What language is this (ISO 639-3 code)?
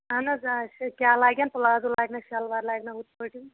kas